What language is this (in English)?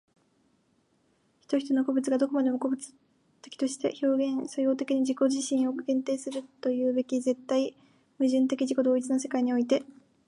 Japanese